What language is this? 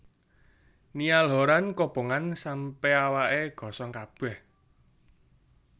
Javanese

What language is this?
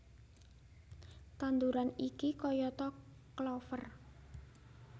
Javanese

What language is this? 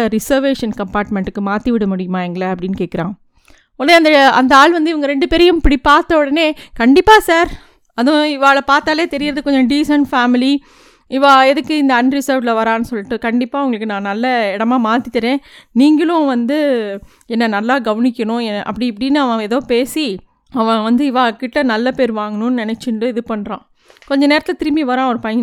Tamil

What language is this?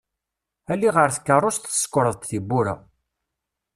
Kabyle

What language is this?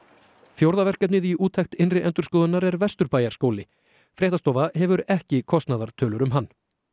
Icelandic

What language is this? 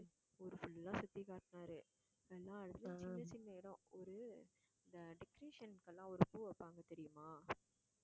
Tamil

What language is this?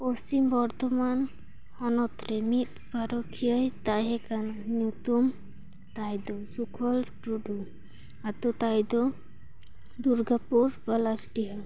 Santali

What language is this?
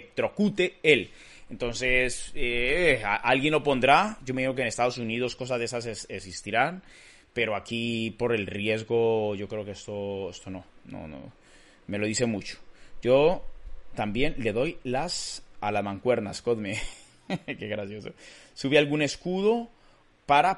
Spanish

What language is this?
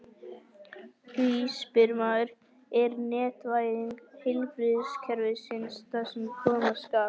Icelandic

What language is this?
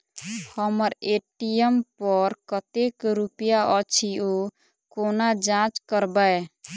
Maithili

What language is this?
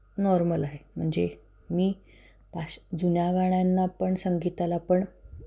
Marathi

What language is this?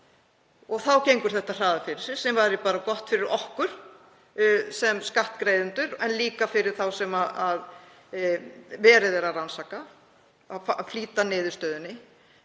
Icelandic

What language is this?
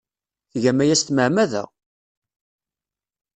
Kabyle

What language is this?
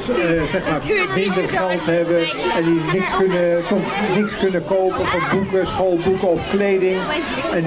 Dutch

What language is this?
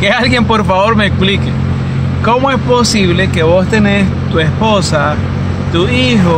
Spanish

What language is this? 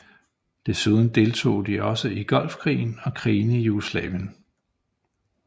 Danish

